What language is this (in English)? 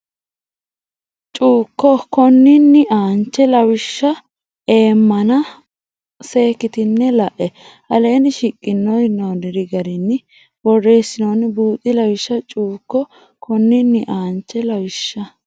Sidamo